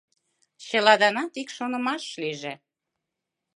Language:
Mari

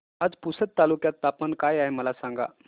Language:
Marathi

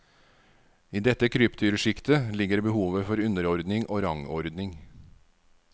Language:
Norwegian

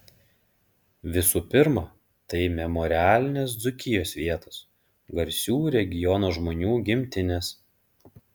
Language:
Lithuanian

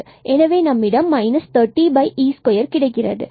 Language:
Tamil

